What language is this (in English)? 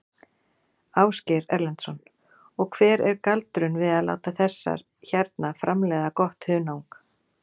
Icelandic